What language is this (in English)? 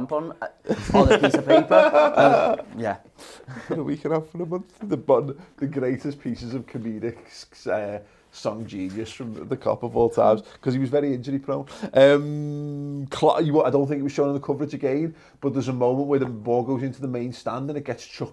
English